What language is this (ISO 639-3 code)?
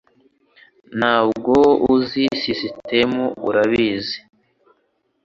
kin